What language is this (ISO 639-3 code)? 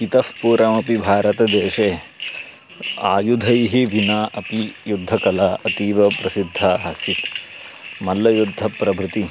san